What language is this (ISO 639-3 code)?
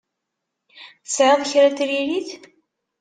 kab